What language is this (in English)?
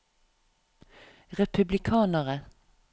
Norwegian